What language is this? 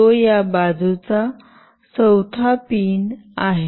Marathi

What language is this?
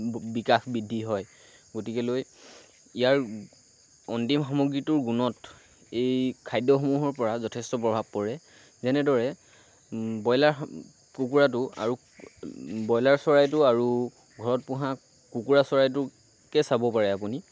Assamese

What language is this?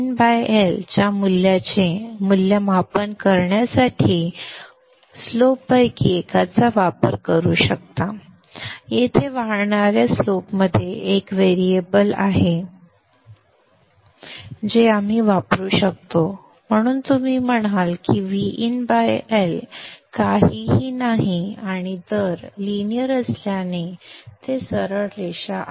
Marathi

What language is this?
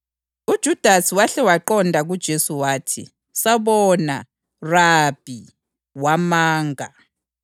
North Ndebele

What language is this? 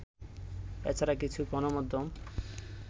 Bangla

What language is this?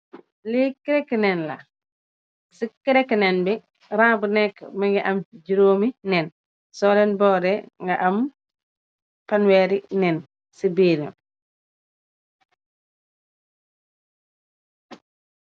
Wolof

